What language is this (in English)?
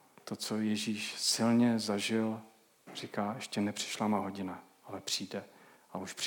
Czech